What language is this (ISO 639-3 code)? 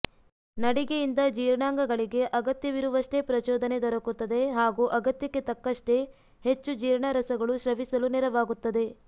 kan